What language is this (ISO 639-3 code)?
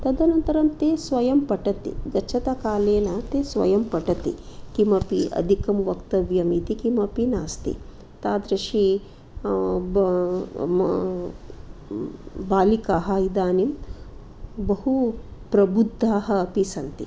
san